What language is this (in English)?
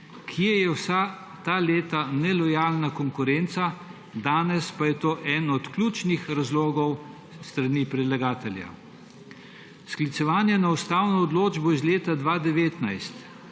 Slovenian